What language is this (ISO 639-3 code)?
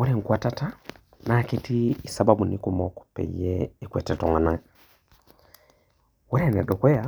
mas